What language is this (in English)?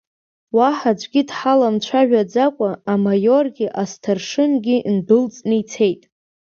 Abkhazian